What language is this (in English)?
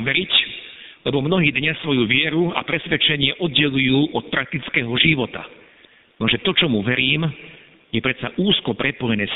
Slovak